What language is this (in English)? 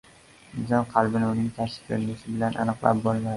Uzbek